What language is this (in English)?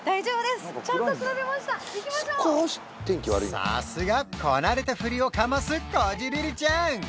Japanese